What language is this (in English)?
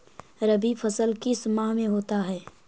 Magahi